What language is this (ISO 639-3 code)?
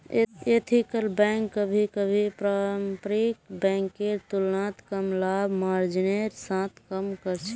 mag